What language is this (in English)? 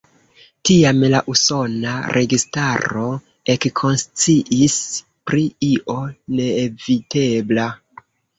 Esperanto